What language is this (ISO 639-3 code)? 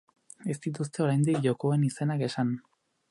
eus